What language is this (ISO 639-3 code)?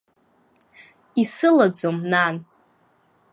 abk